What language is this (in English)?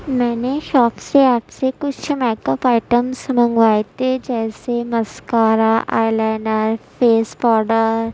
Urdu